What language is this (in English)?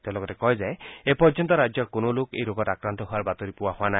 Assamese